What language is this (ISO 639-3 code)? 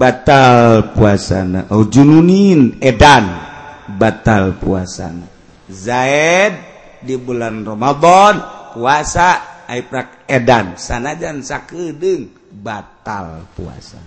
ind